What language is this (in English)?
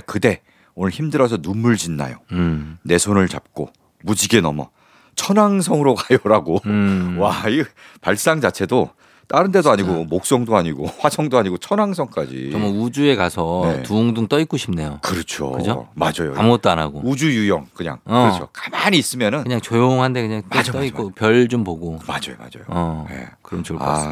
Korean